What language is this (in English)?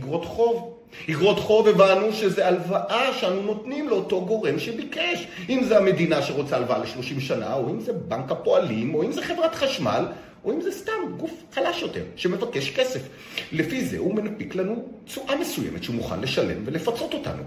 Hebrew